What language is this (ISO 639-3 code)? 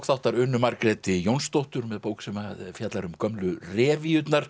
isl